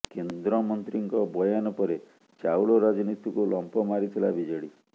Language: Odia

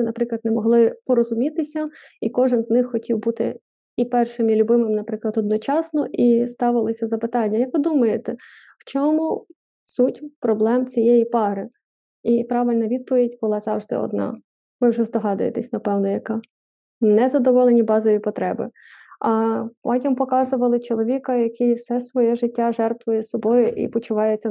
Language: Ukrainian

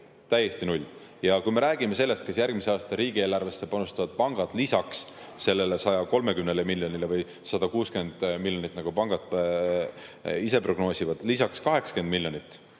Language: Estonian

